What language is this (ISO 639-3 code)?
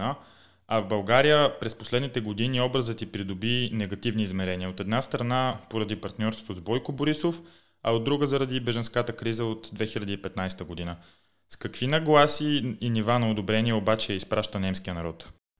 bul